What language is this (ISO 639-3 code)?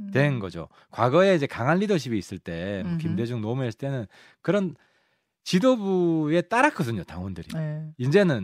kor